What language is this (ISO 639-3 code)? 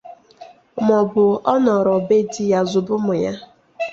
ibo